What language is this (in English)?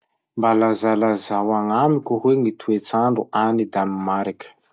Masikoro Malagasy